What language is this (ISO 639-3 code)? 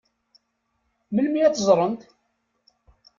kab